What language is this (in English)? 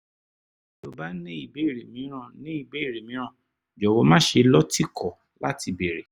Yoruba